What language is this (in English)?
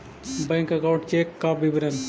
Magahi